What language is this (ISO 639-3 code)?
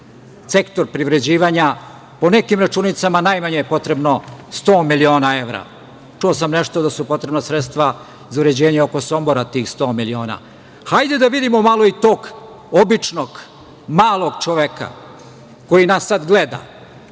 srp